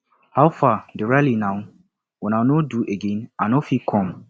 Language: Nigerian Pidgin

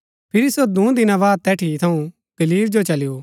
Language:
Gaddi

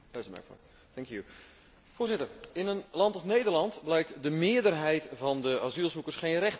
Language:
Dutch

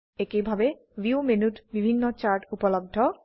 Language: Assamese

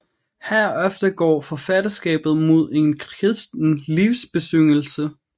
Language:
Danish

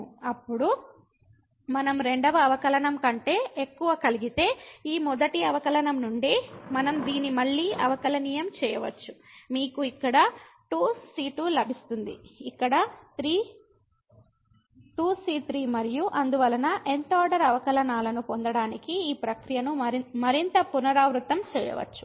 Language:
Telugu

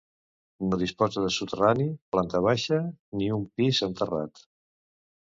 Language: Catalan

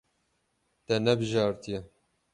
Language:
Kurdish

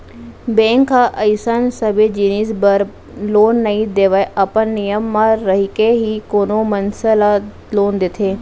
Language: Chhattisgarhi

